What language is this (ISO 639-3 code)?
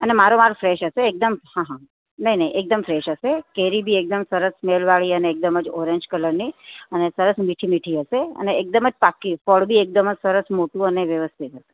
guj